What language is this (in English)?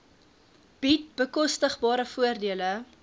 Afrikaans